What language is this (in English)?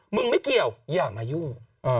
Thai